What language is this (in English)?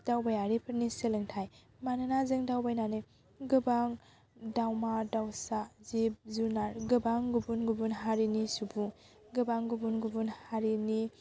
Bodo